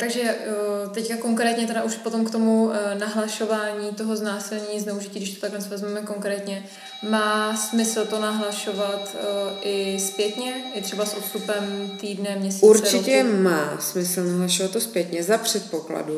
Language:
Czech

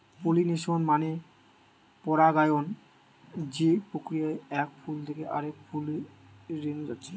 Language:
Bangla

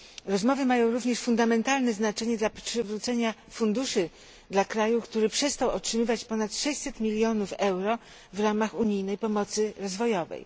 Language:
Polish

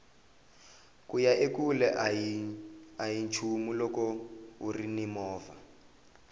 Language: Tsonga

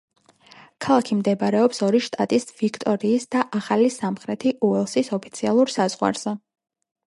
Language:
Georgian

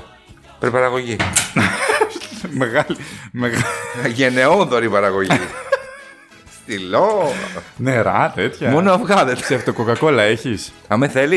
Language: Greek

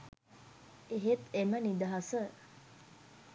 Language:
Sinhala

